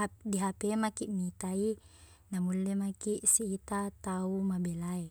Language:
Buginese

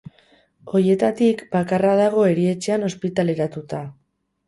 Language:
Basque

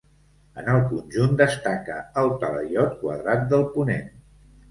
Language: Catalan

